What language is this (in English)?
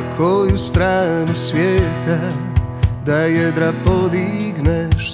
Croatian